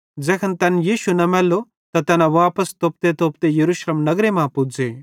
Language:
Bhadrawahi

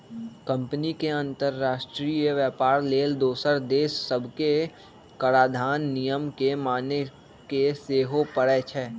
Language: Magahi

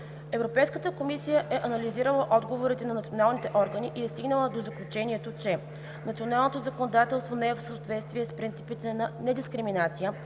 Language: Bulgarian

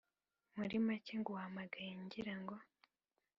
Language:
Kinyarwanda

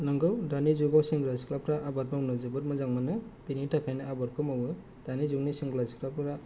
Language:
Bodo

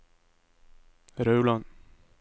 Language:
Norwegian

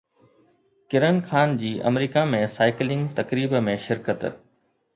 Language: Sindhi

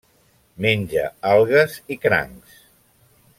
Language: Catalan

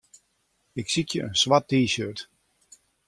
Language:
Western Frisian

